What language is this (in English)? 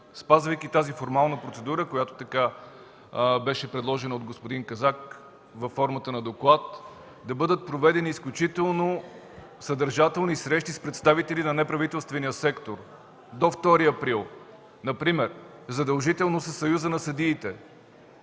Bulgarian